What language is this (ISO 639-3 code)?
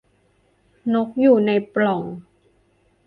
tha